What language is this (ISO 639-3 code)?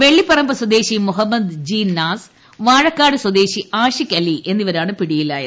mal